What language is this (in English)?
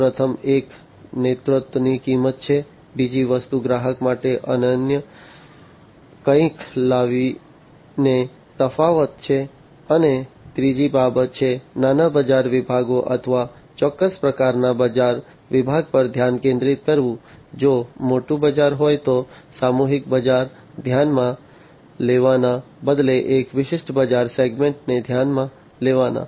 Gujarati